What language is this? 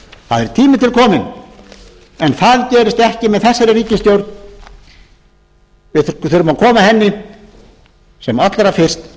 Icelandic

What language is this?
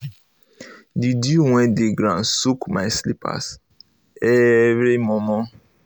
Nigerian Pidgin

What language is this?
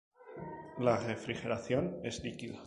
Spanish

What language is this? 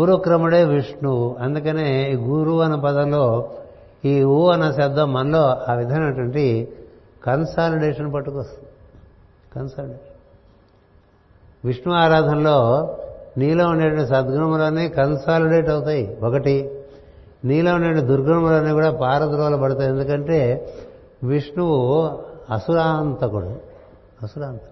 Telugu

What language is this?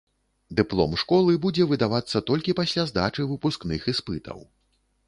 Belarusian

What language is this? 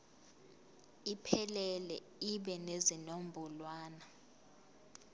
Zulu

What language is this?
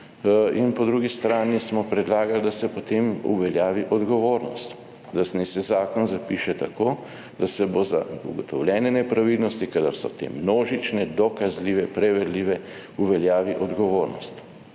Slovenian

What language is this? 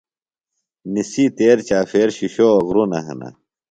Phalura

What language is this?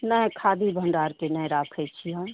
Maithili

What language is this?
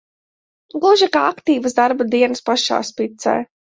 Latvian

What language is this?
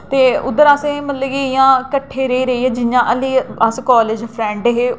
Dogri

